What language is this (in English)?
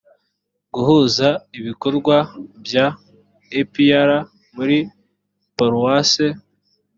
Kinyarwanda